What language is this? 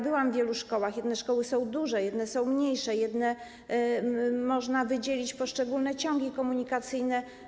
Polish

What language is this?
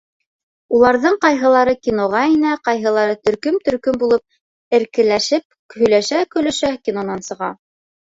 Bashkir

